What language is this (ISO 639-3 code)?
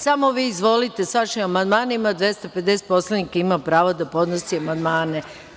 srp